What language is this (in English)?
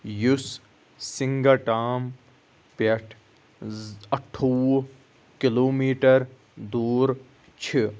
Kashmiri